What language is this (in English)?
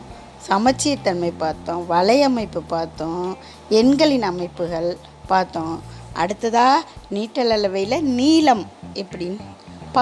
Tamil